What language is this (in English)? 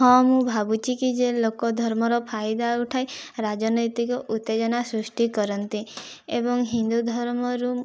Odia